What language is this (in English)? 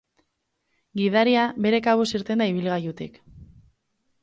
Basque